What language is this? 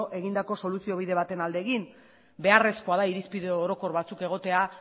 Basque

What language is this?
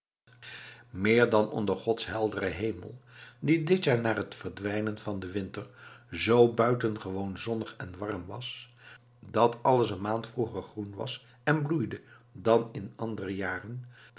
Dutch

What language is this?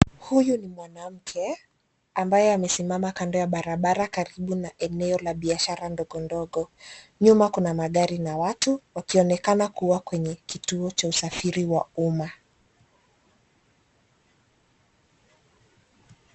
Swahili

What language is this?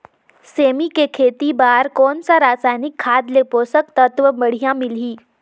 Chhattisgarhi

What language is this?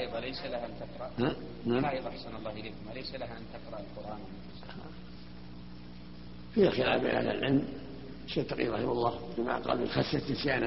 Arabic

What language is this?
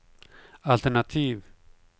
Swedish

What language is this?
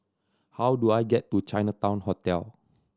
English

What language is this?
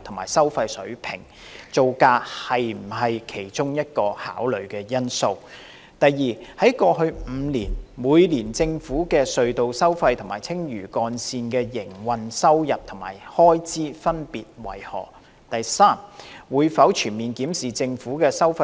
Cantonese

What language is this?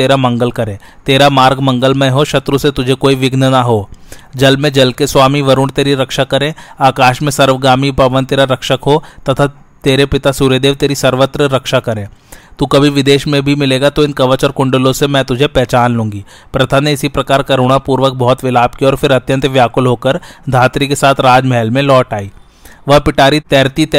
Hindi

